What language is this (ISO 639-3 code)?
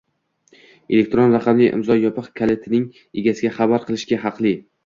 uzb